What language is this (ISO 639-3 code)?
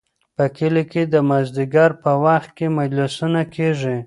pus